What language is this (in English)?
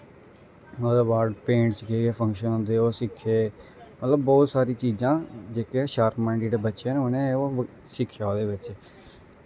Dogri